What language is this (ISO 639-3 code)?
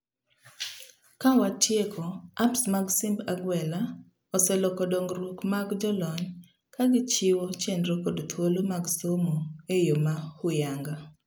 luo